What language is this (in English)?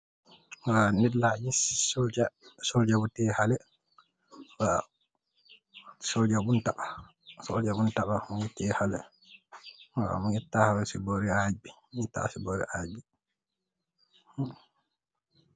Wolof